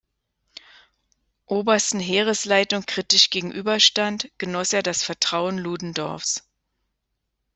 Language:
German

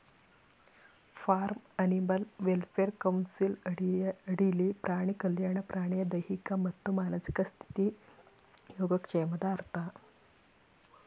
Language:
Kannada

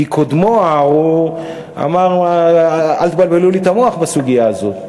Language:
Hebrew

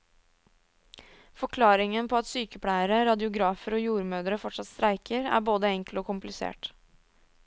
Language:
Norwegian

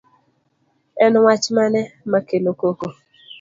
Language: Luo (Kenya and Tanzania)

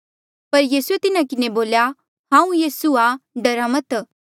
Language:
Mandeali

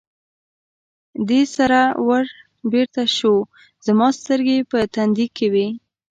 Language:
Pashto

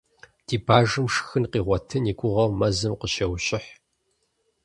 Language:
Kabardian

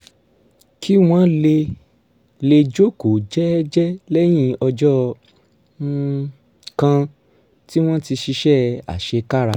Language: Yoruba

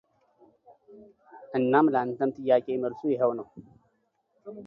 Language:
Amharic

